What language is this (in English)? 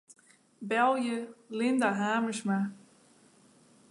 Western Frisian